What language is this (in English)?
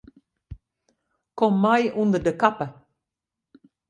Western Frisian